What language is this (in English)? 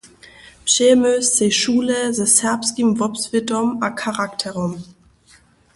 Upper Sorbian